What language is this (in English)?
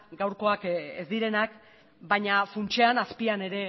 Basque